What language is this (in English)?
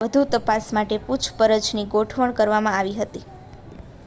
Gujarati